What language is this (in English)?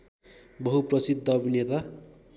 Nepali